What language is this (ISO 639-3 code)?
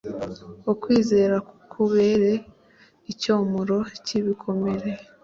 kin